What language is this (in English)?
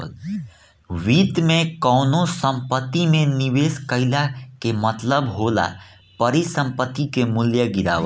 Bhojpuri